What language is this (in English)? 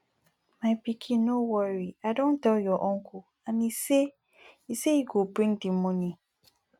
Nigerian Pidgin